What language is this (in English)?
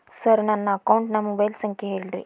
Kannada